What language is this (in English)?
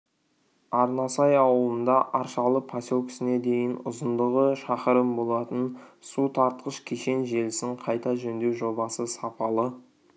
Kazakh